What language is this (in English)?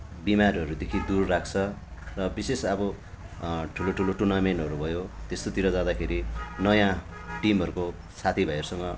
Nepali